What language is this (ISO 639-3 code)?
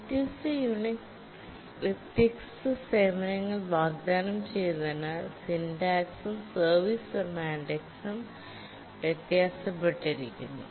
mal